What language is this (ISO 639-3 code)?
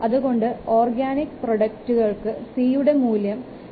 mal